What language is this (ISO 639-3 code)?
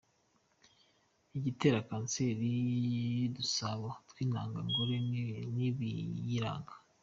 kin